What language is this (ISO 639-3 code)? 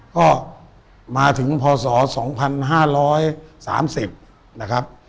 tha